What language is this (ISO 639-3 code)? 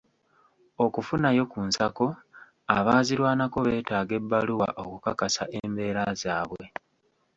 lug